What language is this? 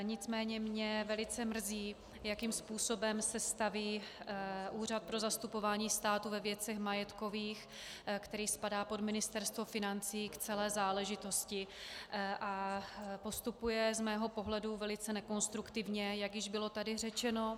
Czech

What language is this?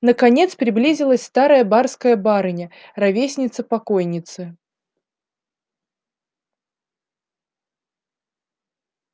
Russian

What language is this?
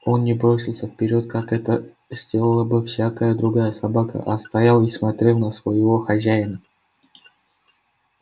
Russian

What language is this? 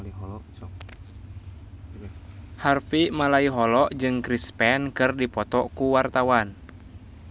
Sundanese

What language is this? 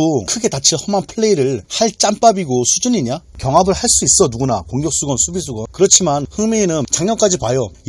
Korean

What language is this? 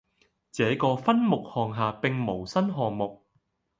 Cantonese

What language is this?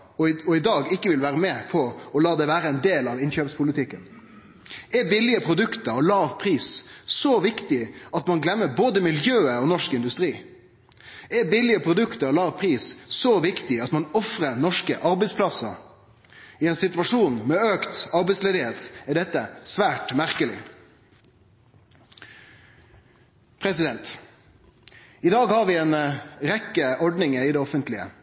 Norwegian Nynorsk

